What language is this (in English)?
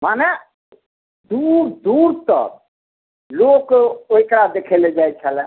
Maithili